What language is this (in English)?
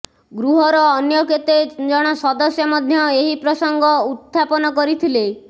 Odia